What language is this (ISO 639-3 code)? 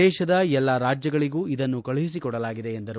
kan